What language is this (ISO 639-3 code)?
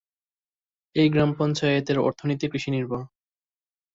ben